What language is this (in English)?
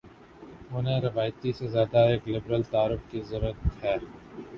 Urdu